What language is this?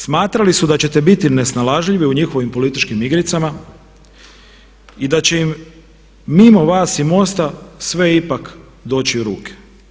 Croatian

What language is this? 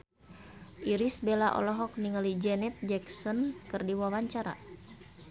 Sundanese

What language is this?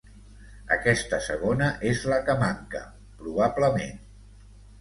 Catalan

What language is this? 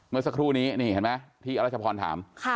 Thai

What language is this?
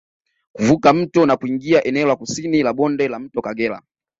Swahili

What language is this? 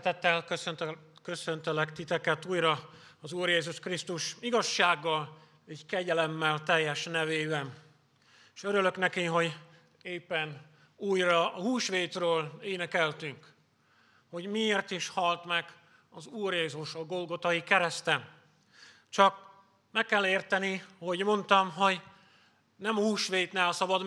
Hungarian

